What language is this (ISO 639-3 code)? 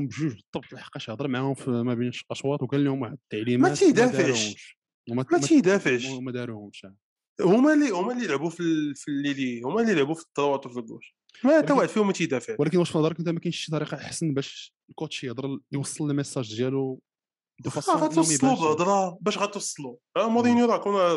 ara